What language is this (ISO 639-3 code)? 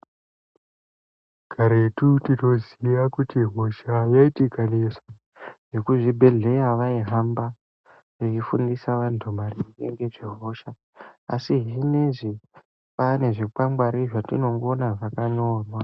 ndc